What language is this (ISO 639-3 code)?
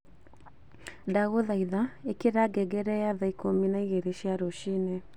kik